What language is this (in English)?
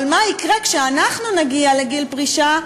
Hebrew